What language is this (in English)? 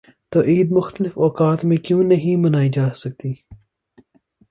Urdu